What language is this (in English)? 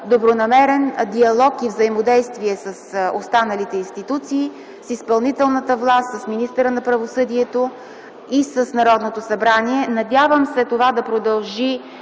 Bulgarian